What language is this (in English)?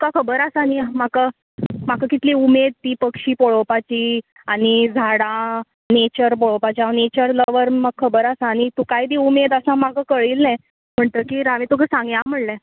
Konkani